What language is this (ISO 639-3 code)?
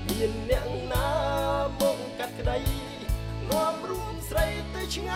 tha